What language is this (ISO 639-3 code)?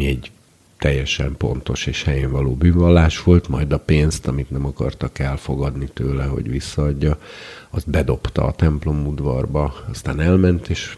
hun